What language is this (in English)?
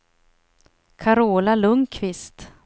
Swedish